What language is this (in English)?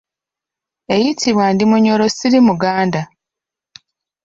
Ganda